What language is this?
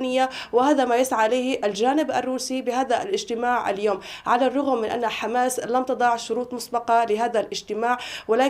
Arabic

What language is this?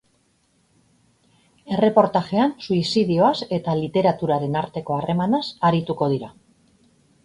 Basque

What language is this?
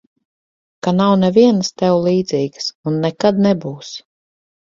Latvian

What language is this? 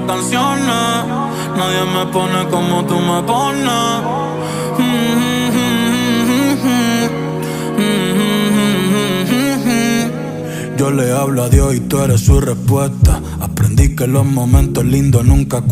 Romanian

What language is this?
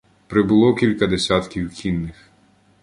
Ukrainian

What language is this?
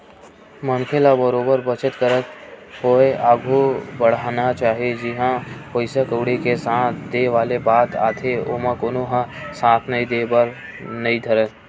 Chhattisgarhi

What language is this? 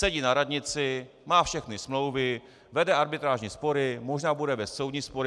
Czech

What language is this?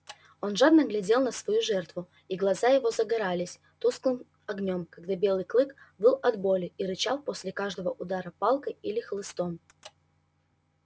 Russian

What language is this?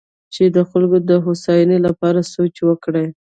Pashto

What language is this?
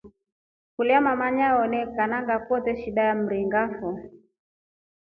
Rombo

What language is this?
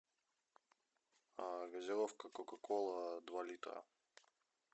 Russian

